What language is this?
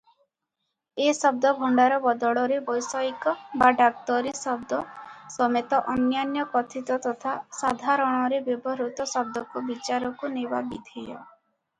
Odia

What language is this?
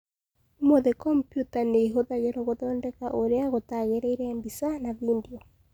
Kikuyu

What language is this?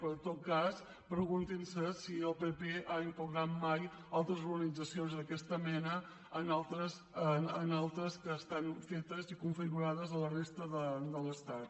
Catalan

